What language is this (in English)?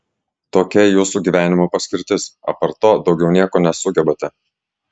Lithuanian